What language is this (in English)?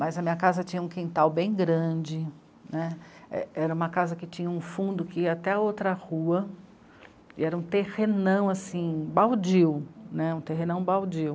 Portuguese